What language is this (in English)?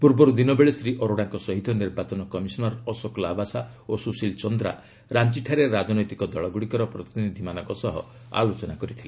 Odia